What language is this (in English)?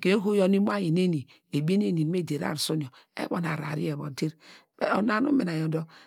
Degema